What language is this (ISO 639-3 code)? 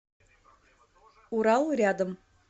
rus